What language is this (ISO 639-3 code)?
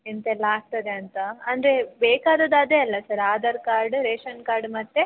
kan